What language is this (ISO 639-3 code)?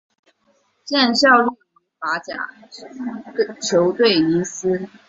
zho